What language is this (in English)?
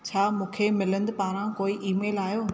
Sindhi